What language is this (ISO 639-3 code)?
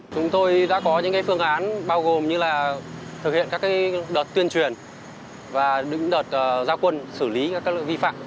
vie